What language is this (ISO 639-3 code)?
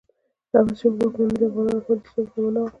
pus